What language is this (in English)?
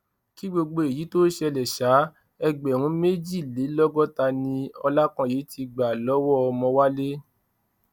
Yoruba